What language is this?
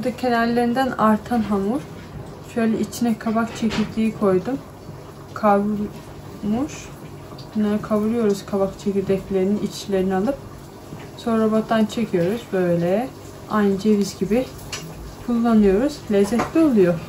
Turkish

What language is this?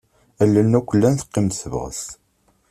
Kabyle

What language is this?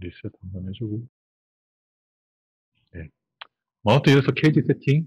Korean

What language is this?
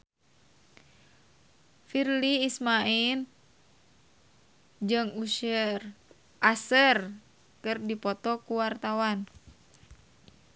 Sundanese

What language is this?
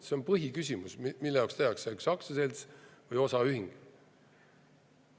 Estonian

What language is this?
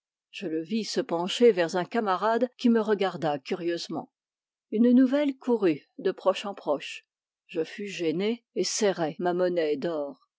French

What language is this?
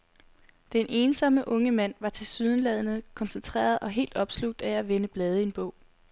Danish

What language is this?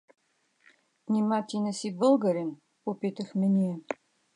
Bulgarian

